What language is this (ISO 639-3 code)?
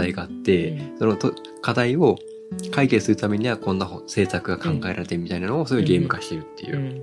jpn